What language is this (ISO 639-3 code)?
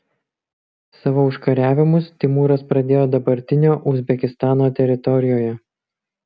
lit